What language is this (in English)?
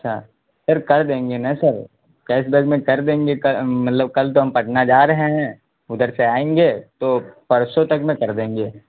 Urdu